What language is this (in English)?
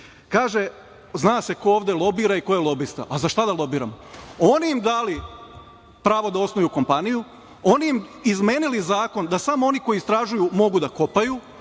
Serbian